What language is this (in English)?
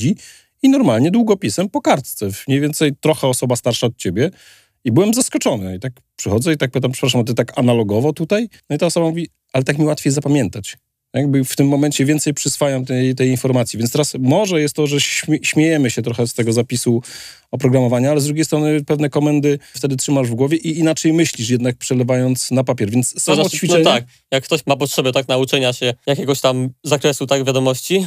Polish